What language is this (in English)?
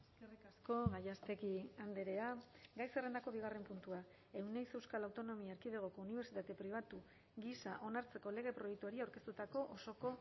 Basque